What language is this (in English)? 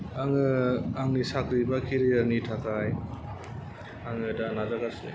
Bodo